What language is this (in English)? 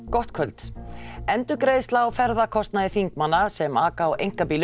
Icelandic